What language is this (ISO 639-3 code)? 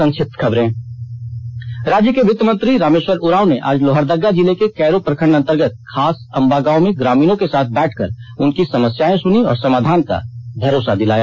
hin